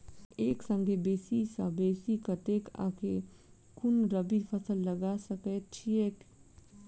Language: Maithili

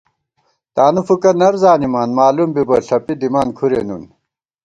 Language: Gawar-Bati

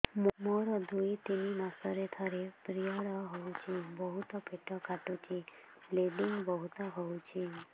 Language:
Odia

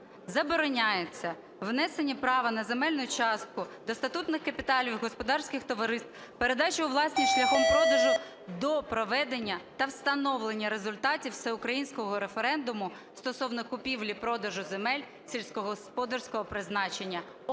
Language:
Ukrainian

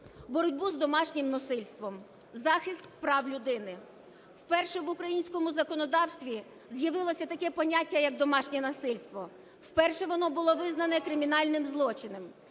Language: Ukrainian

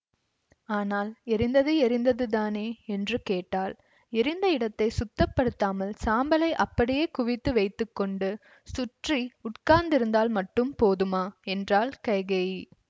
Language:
Tamil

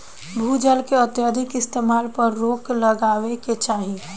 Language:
Bhojpuri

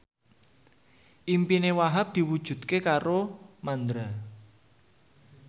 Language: Javanese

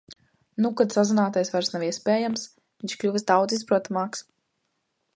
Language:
Latvian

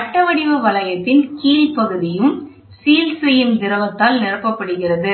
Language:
Tamil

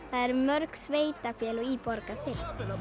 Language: Icelandic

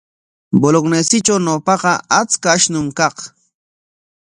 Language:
Corongo Ancash Quechua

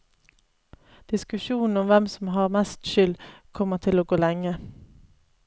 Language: Norwegian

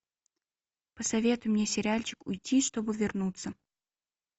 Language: Russian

